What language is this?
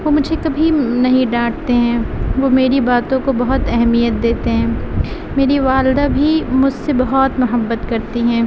Urdu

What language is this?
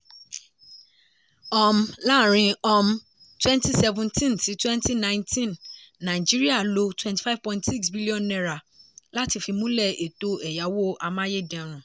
Yoruba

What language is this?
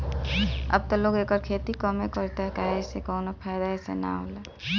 Bhojpuri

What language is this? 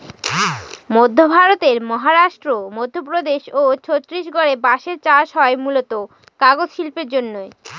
Bangla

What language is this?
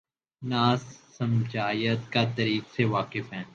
Urdu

